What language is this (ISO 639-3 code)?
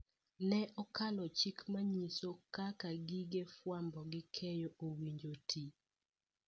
luo